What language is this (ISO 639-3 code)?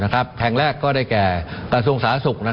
tha